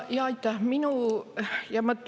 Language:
Estonian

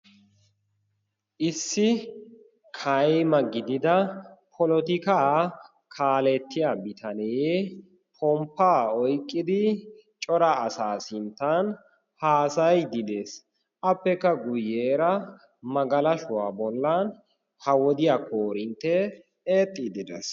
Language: Wolaytta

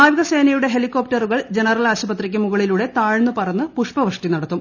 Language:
Malayalam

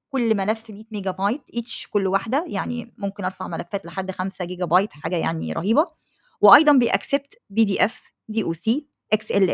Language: Arabic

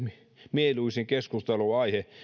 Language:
Finnish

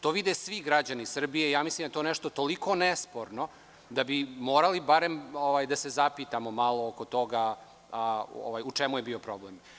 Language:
Serbian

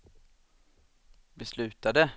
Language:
Swedish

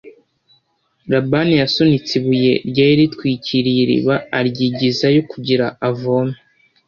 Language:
Kinyarwanda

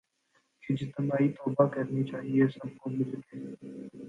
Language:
Urdu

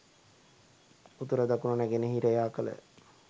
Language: Sinhala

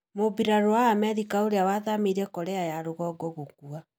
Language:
Kikuyu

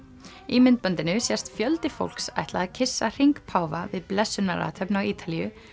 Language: Icelandic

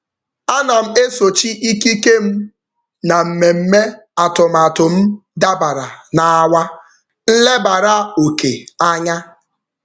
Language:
Igbo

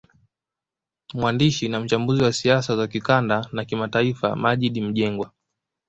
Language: Swahili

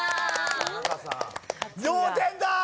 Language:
Japanese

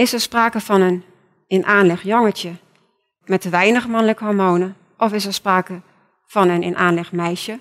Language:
Dutch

